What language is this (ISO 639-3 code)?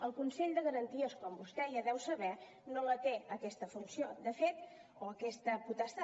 cat